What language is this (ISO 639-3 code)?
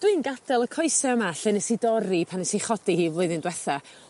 cym